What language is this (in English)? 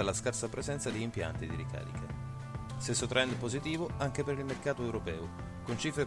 Italian